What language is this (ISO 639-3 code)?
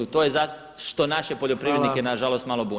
hrv